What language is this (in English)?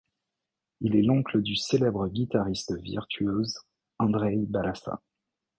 French